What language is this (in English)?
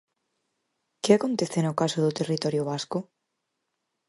Galician